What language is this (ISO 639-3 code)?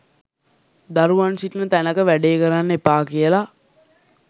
sin